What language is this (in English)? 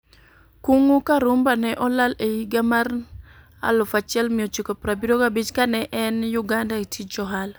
Luo (Kenya and Tanzania)